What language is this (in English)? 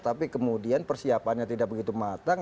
Indonesian